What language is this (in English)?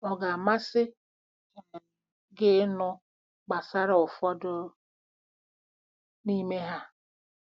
Igbo